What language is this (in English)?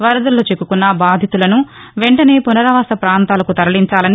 Telugu